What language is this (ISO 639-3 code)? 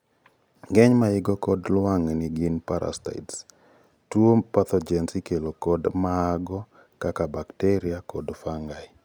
luo